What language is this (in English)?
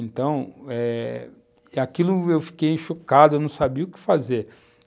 Portuguese